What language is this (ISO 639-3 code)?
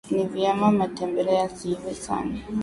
swa